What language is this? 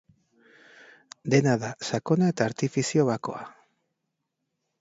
Basque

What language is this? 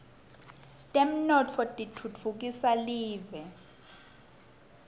Swati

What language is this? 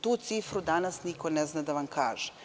Serbian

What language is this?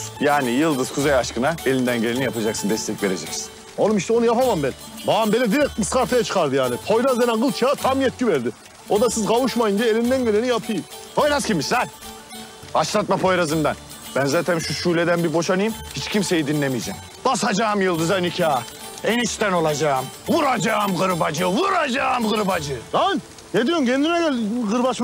Turkish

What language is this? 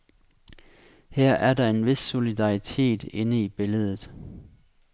Danish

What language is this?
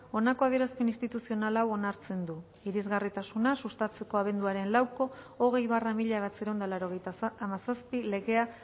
Basque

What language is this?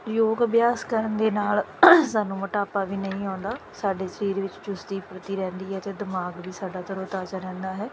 Punjabi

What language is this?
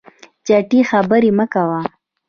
Pashto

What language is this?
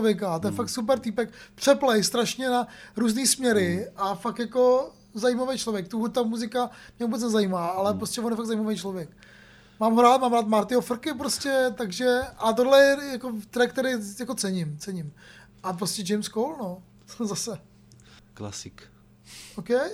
Czech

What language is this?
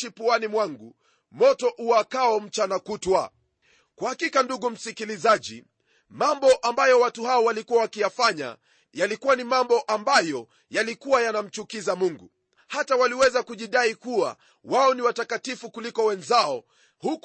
Swahili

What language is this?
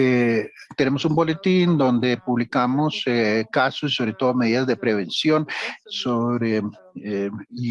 Spanish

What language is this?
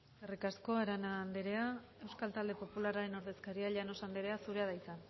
Basque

